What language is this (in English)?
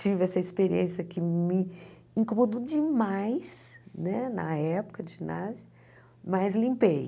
Portuguese